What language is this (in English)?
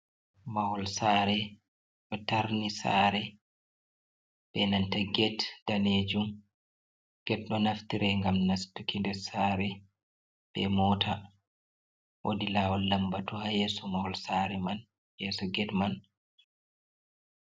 Fula